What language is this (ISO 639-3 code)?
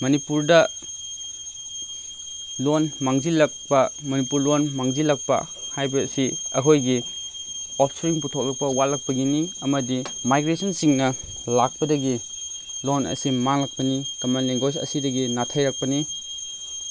mni